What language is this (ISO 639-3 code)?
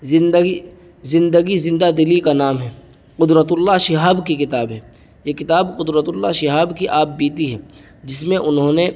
urd